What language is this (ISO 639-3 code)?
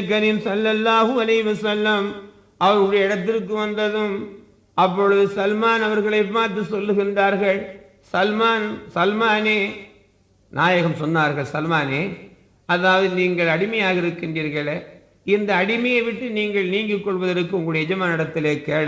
tam